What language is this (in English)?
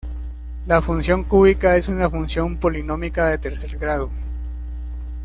Spanish